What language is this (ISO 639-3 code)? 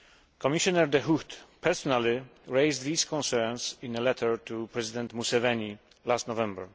eng